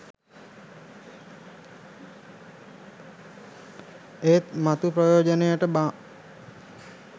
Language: Sinhala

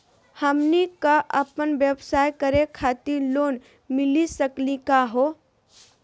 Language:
Magahi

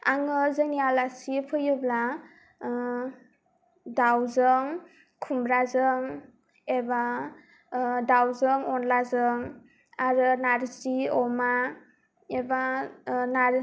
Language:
Bodo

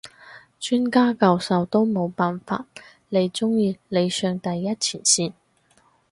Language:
Cantonese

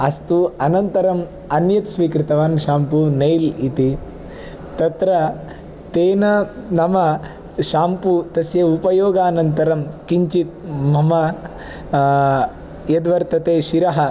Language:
Sanskrit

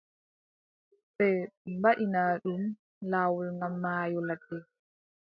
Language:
Adamawa Fulfulde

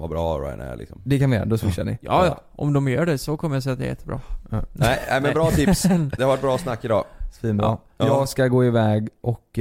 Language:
Swedish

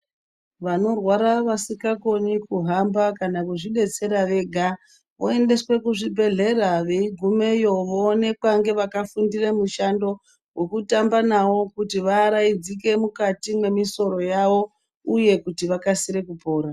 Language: Ndau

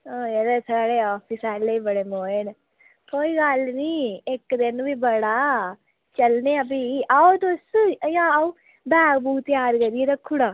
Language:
Dogri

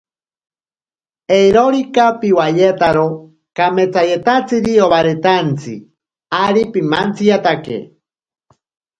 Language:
Ashéninka Perené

